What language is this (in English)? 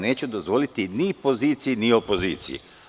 Serbian